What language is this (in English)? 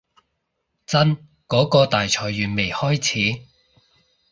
Cantonese